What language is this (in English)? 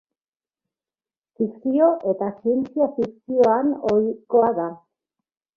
Basque